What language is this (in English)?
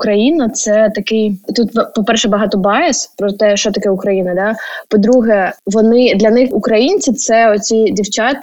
Ukrainian